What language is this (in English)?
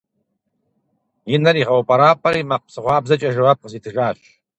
Kabardian